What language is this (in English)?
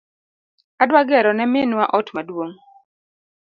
Luo (Kenya and Tanzania)